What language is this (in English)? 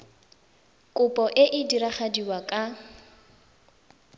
Tswana